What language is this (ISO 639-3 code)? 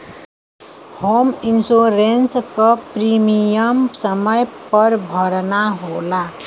bho